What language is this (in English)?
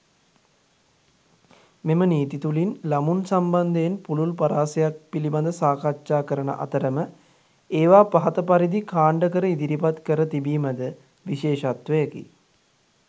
Sinhala